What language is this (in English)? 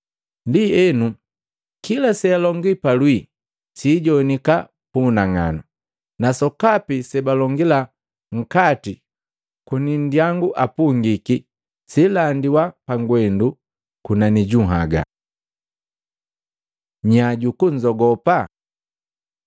Matengo